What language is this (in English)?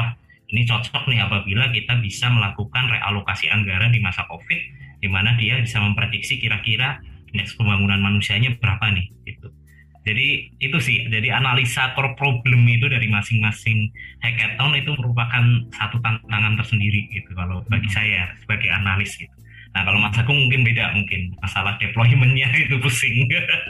Indonesian